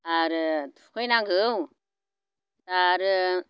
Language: Bodo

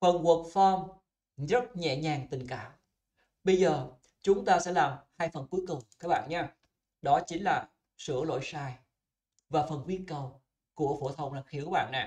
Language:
Vietnamese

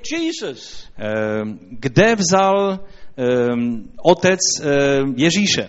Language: Czech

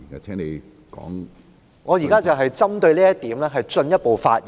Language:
Cantonese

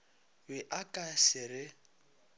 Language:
Northern Sotho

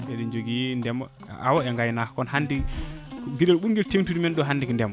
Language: Fula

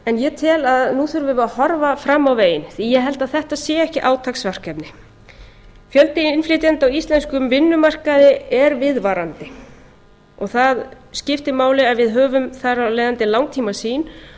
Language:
Icelandic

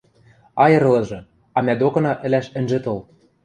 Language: Western Mari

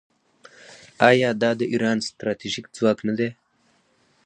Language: Pashto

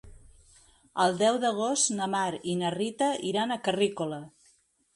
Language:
Catalan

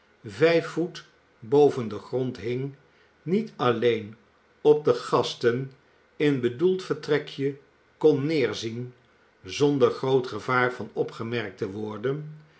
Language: Dutch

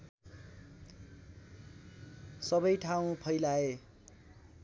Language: Nepali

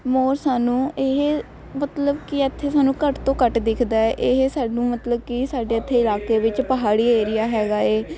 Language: Punjabi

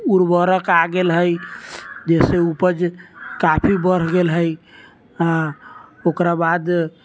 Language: Maithili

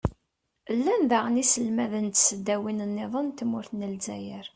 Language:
Kabyle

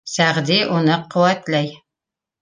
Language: Bashkir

